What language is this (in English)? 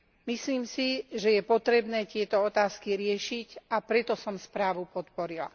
Slovak